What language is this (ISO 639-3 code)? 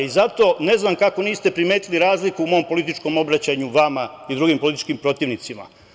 srp